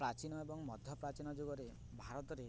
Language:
Odia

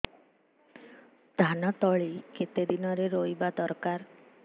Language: Odia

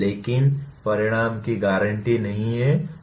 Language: Hindi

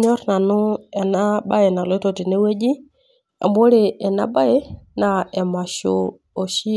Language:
Masai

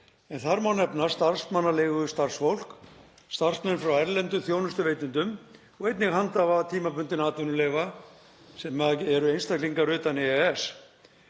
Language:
Icelandic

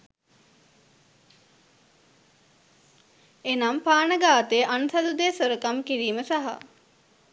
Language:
Sinhala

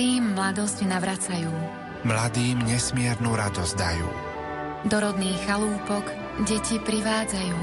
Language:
Slovak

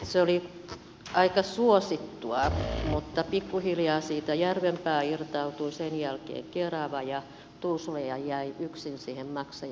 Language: Finnish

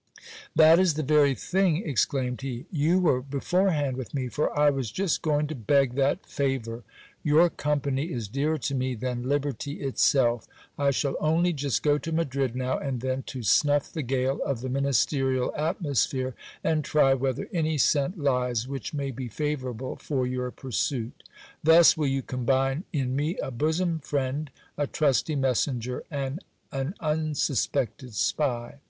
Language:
English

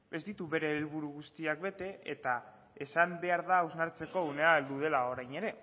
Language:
Basque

